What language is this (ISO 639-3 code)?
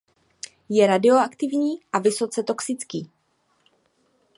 ces